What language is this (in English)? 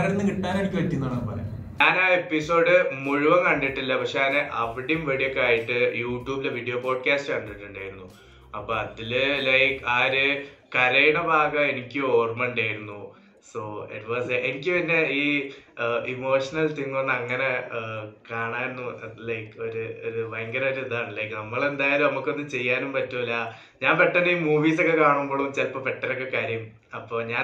Malayalam